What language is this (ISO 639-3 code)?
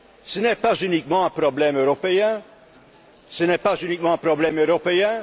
fra